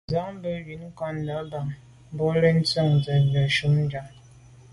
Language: Medumba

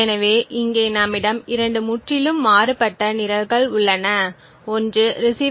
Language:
Tamil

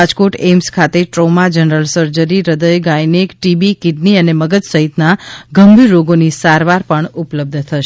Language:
Gujarati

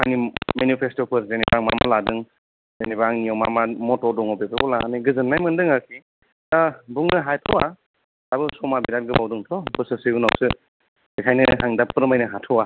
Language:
Bodo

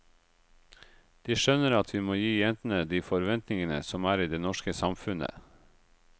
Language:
Norwegian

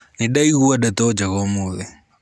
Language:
Kikuyu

